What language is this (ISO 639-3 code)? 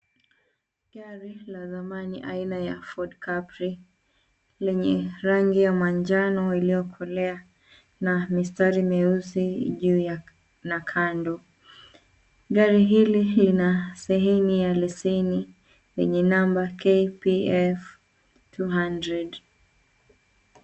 swa